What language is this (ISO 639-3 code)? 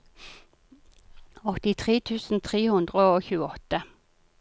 nor